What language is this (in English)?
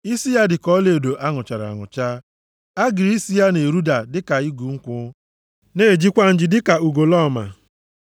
Igbo